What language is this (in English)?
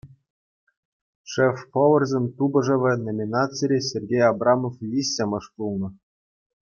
Chuvash